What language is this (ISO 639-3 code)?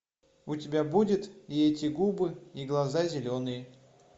rus